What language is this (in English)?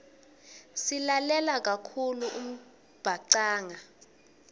Swati